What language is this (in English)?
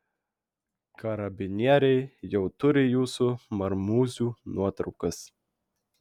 Lithuanian